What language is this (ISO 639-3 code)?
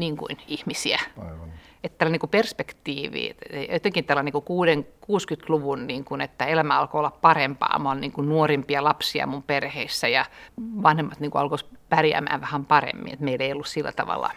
fin